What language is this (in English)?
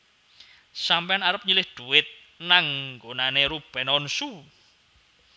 Javanese